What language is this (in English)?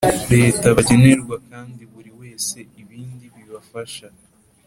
Kinyarwanda